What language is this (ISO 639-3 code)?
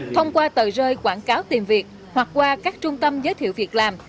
vie